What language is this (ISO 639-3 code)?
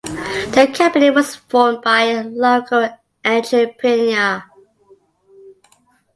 eng